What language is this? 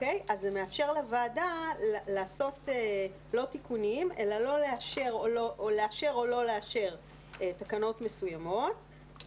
Hebrew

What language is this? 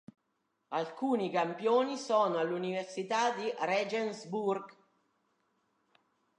Italian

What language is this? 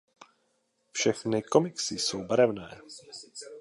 Czech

